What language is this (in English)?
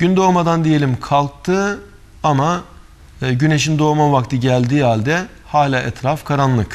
Turkish